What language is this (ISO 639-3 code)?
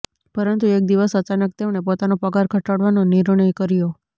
guj